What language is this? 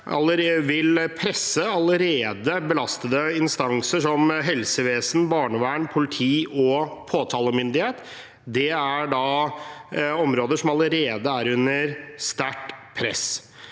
Norwegian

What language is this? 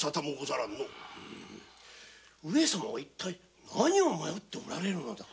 Japanese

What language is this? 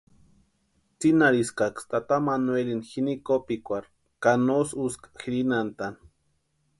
Western Highland Purepecha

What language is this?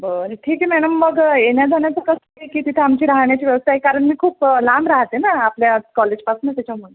Marathi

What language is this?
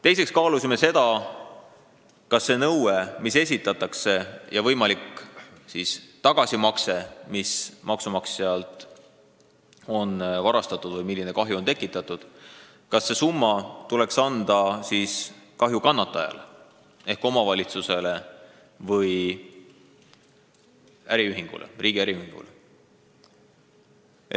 Estonian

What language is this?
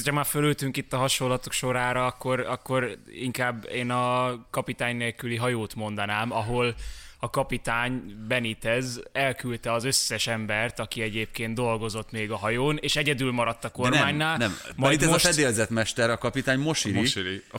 Hungarian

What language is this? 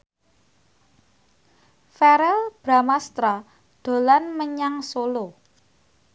Javanese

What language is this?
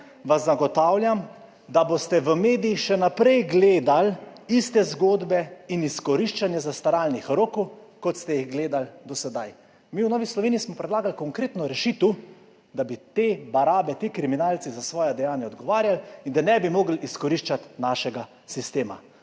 Slovenian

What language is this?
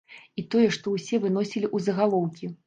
Belarusian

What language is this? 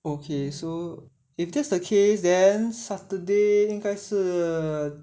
English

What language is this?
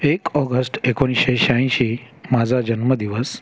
Marathi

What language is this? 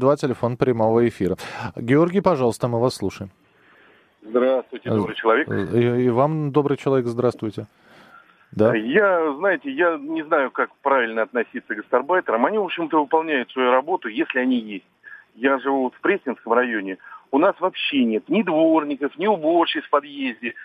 Russian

